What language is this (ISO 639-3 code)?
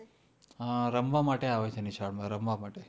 guj